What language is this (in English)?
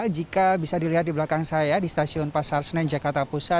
Indonesian